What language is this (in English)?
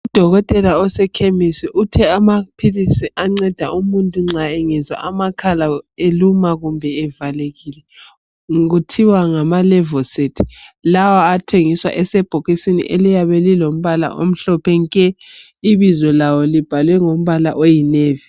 North Ndebele